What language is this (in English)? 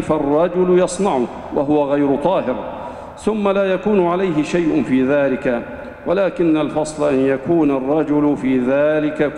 Arabic